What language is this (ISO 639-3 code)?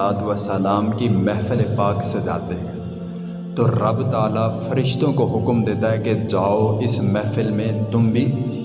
urd